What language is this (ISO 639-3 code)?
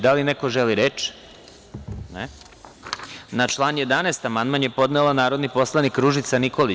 srp